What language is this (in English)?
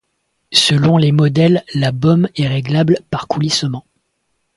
French